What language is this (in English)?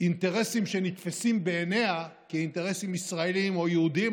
Hebrew